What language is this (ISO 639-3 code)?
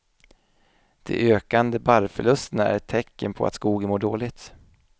swe